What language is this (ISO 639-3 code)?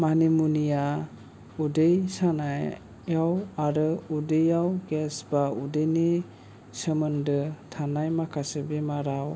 brx